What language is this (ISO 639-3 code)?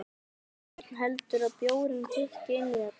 isl